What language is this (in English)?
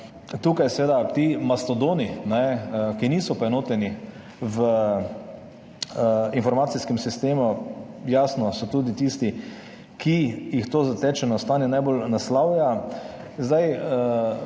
Slovenian